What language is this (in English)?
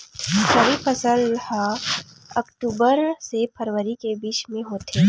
Chhattisgarhi